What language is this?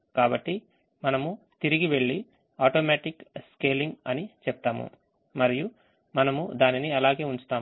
Telugu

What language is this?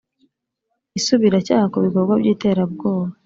Kinyarwanda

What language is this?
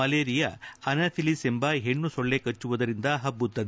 Kannada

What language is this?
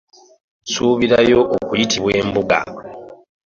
Ganda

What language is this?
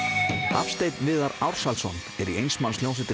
Icelandic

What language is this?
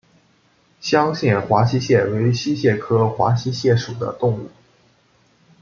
Chinese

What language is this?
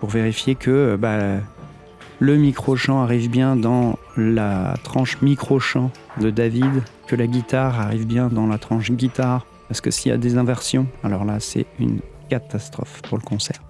French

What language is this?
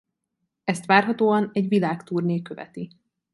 Hungarian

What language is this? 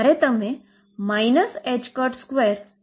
Gujarati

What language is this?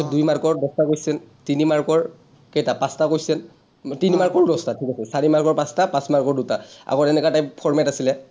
Assamese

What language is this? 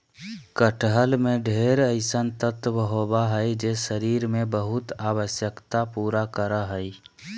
Magahi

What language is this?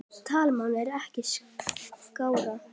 Icelandic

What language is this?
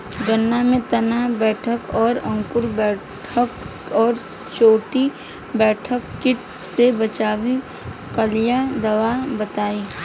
Bhojpuri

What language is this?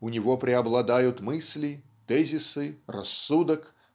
Russian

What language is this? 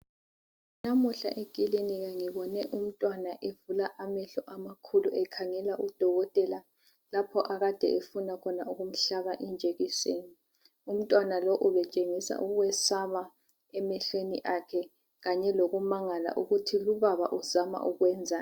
North Ndebele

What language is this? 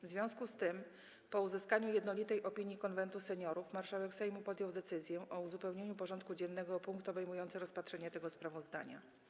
Polish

